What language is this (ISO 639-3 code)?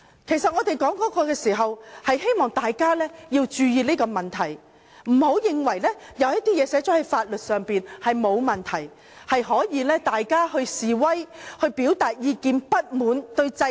yue